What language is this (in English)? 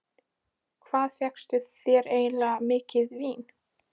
Icelandic